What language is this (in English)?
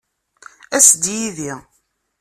Kabyle